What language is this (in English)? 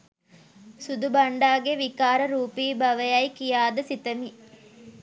Sinhala